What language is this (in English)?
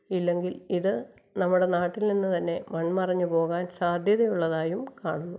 Malayalam